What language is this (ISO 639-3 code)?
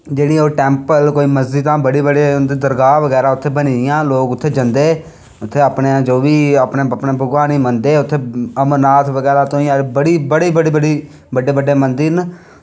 doi